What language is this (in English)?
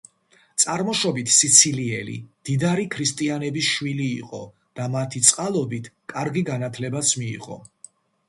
Georgian